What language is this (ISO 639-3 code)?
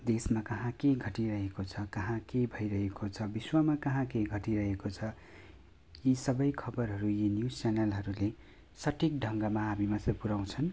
nep